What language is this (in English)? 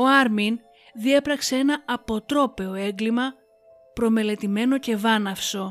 Greek